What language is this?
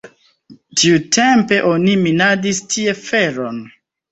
Esperanto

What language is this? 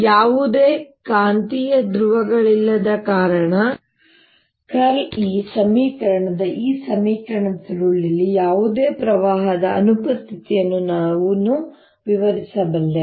Kannada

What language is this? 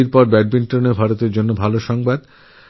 Bangla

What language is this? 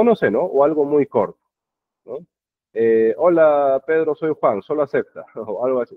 Spanish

